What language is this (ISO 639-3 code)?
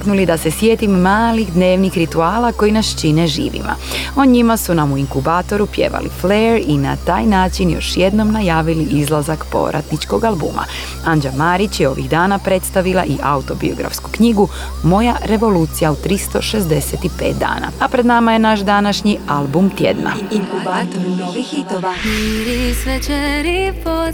hrv